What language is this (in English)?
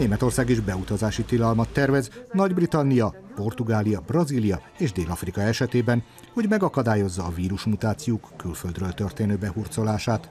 Hungarian